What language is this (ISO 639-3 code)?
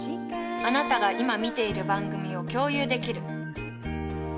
jpn